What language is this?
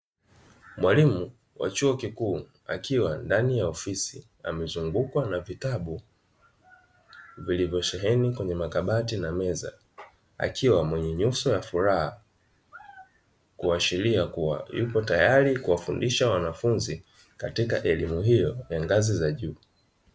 Swahili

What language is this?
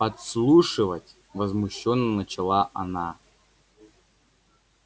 Russian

